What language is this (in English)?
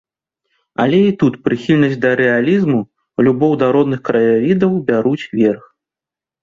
Belarusian